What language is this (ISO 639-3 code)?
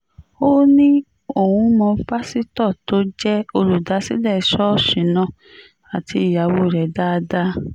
yor